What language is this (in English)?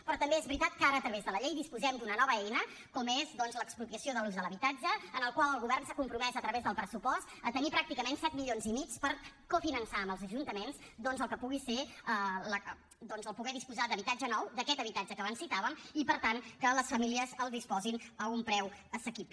Catalan